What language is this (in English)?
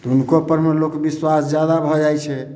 Maithili